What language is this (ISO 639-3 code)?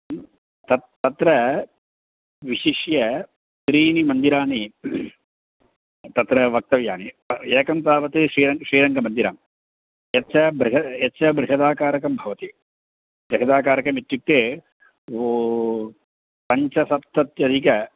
san